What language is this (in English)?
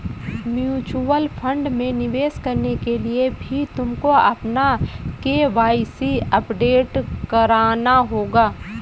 Hindi